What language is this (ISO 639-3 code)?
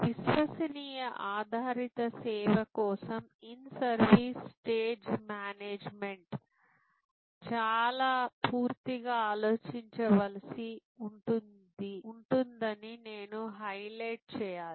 tel